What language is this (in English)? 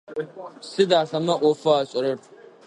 Adyghe